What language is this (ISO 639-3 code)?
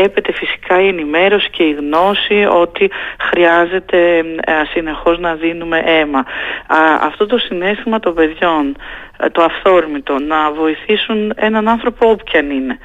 ell